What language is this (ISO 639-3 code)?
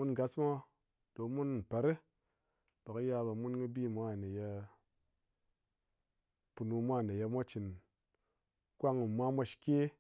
anc